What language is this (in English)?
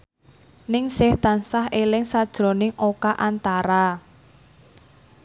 Javanese